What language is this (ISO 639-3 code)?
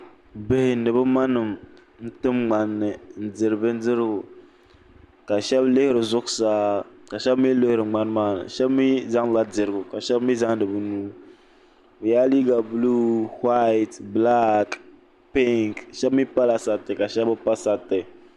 dag